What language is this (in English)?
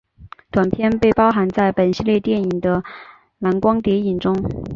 Chinese